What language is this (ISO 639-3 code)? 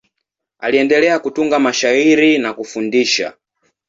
swa